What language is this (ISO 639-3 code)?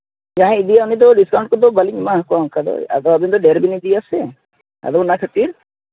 sat